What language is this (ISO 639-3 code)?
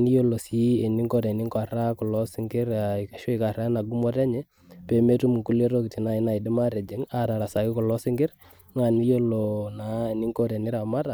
mas